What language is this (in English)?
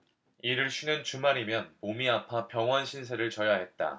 Korean